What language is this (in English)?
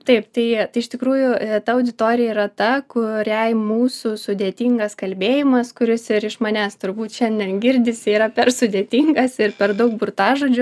Lithuanian